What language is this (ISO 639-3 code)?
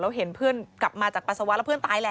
tha